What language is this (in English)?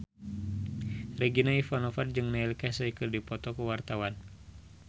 Sundanese